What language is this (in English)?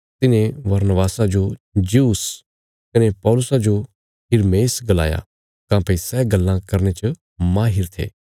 Bilaspuri